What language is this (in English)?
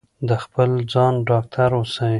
Pashto